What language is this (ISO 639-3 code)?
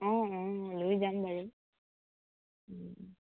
asm